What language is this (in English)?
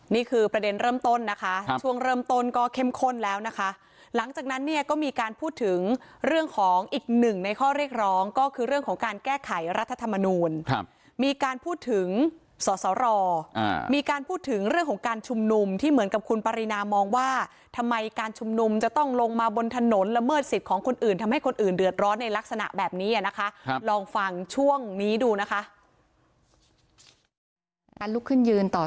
Thai